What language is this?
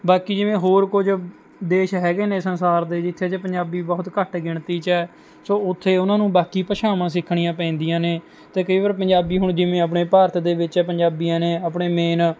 Punjabi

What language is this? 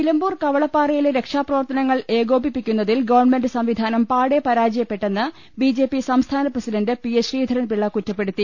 Malayalam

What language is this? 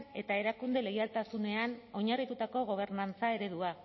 Basque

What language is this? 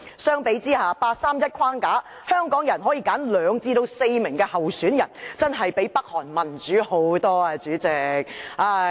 Cantonese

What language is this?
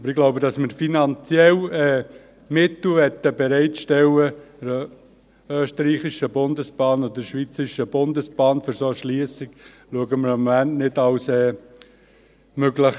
Swiss German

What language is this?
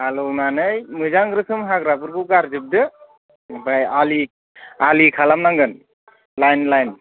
Bodo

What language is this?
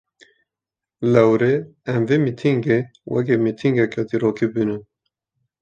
Kurdish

